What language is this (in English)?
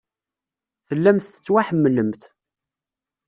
Kabyle